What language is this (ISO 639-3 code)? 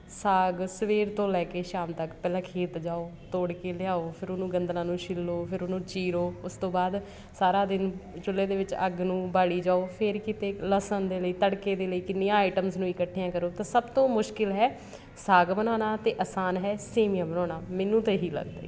pan